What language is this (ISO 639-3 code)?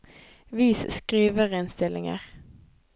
nor